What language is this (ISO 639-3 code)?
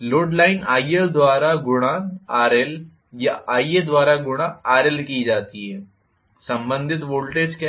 hin